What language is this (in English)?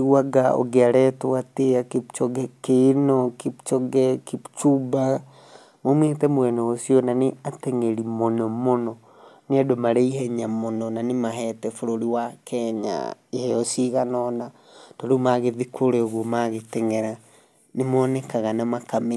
Kikuyu